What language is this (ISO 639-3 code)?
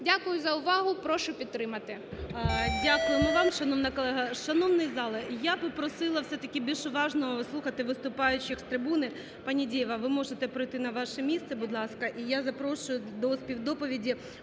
ukr